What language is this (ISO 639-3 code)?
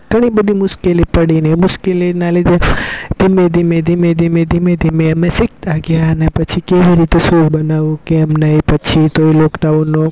guj